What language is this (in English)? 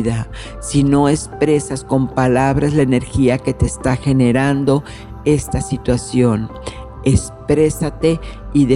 Spanish